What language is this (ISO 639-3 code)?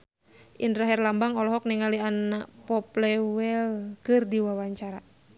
sun